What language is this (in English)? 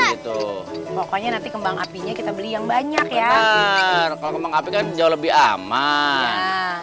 Indonesian